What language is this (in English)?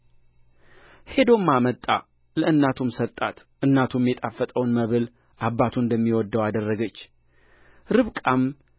Amharic